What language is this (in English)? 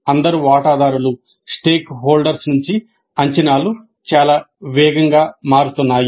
Telugu